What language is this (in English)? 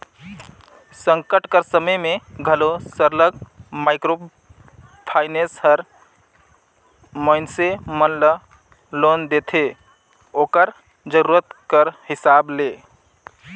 Chhattisgarhi